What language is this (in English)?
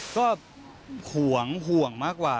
Thai